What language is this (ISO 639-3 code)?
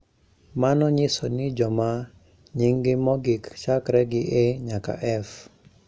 luo